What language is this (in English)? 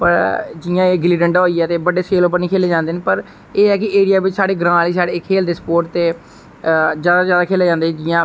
Dogri